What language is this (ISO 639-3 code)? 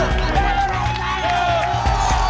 ind